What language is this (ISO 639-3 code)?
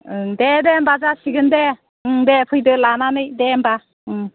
brx